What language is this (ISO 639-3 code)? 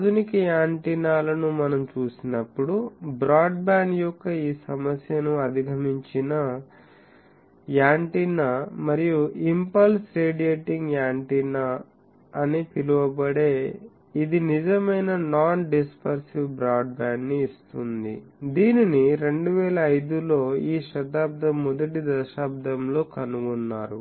tel